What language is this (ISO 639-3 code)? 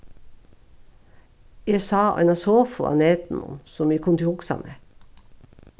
fao